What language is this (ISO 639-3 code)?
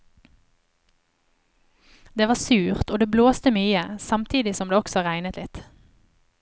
nor